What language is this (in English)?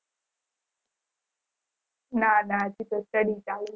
Gujarati